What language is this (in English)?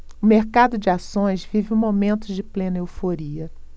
Portuguese